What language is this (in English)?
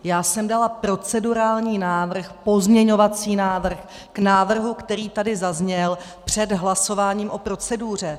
Czech